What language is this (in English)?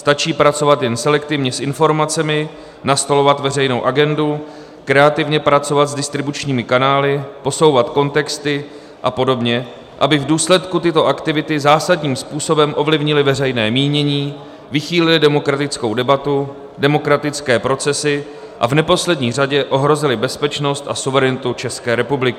Czech